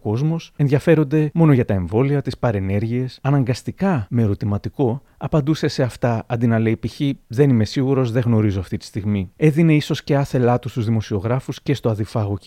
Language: Greek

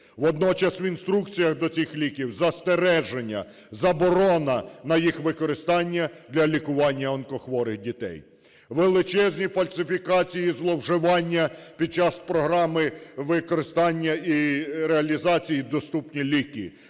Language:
Ukrainian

